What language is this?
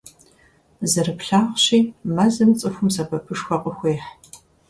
Kabardian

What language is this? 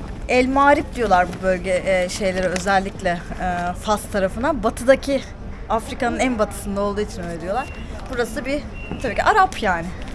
Turkish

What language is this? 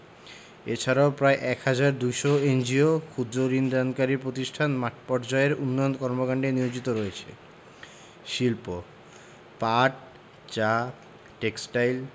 Bangla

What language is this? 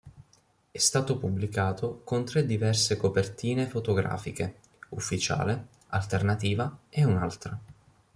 Italian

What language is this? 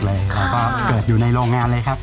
Thai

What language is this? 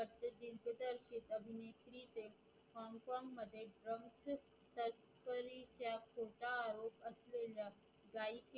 Marathi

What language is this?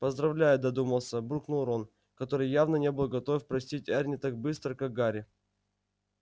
Russian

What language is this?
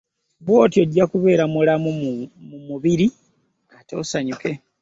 Ganda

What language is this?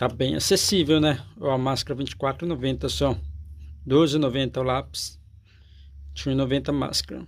Portuguese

